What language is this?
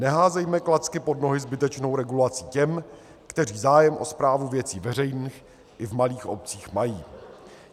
Czech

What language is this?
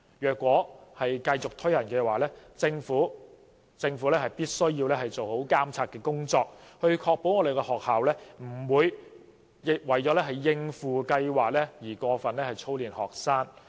Cantonese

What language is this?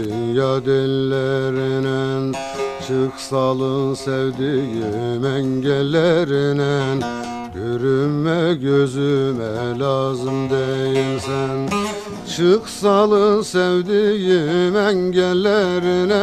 Turkish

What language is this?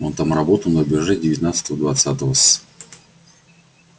Russian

